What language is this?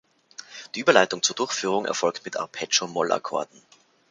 German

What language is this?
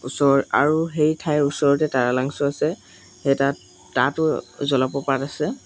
Assamese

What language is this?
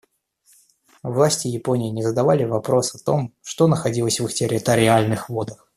Russian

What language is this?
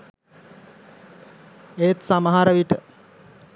Sinhala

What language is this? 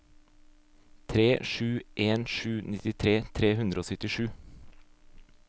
Norwegian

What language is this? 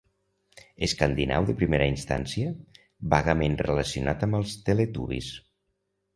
Catalan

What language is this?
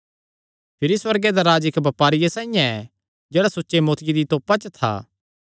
Kangri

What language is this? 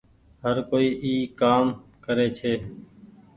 Goaria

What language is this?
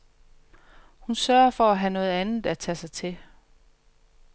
Danish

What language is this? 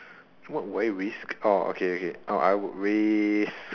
English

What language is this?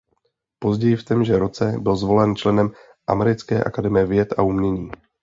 Czech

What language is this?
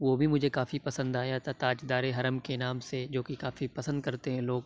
Urdu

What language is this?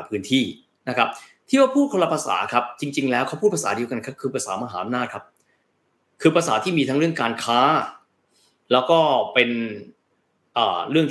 Thai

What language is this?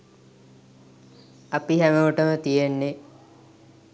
Sinhala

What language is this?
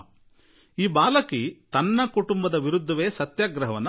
Kannada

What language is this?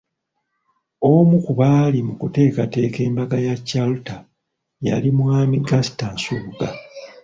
Ganda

